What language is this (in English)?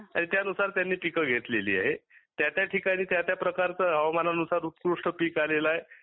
Marathi